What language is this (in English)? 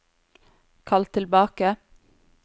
Norwegian